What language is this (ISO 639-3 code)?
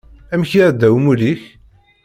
kab